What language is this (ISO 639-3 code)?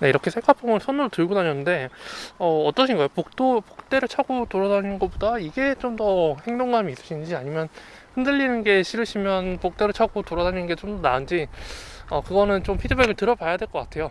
kor